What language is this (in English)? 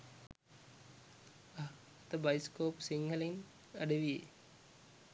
Sinhala